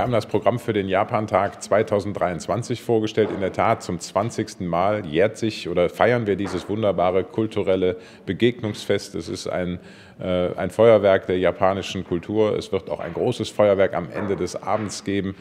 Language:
German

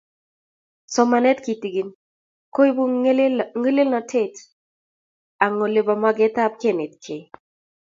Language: Kalenjin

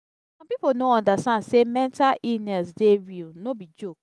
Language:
Nigerian Pidgin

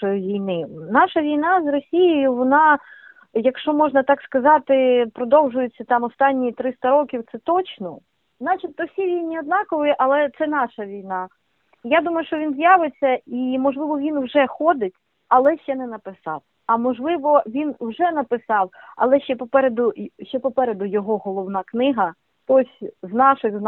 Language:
Ukrainian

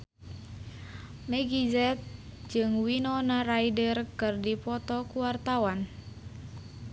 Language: Sundanese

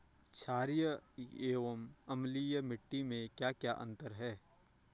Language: Hindi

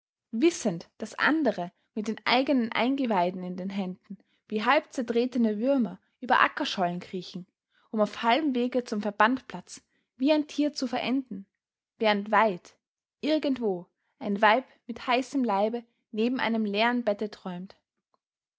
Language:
German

